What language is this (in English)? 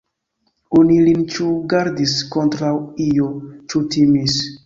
Esperanto